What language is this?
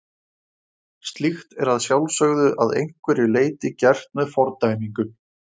Icelandic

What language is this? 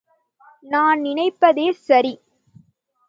Tamil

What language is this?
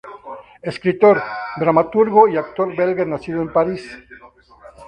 Spanish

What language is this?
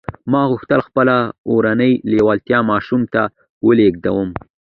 Pashto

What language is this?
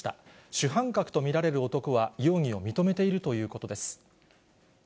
Japanese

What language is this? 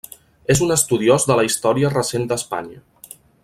Catalan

